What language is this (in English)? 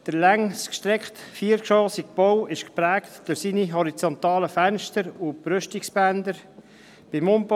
Swiss German